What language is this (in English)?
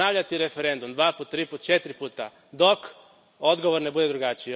Croatian